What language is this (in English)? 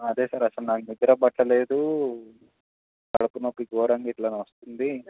Telugu